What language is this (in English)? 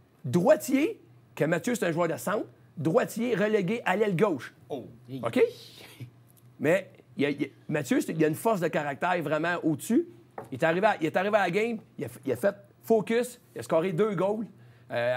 French